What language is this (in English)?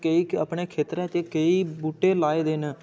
Dogri